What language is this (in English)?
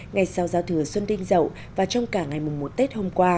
Vietnamese